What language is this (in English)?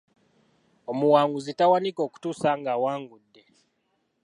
Ganda